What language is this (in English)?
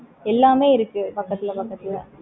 Tamil